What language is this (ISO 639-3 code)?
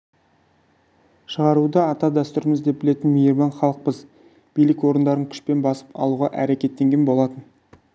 kaz